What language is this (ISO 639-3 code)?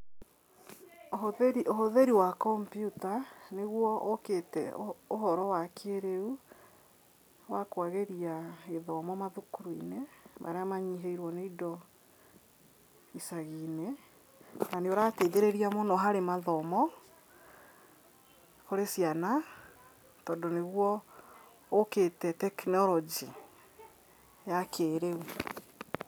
kik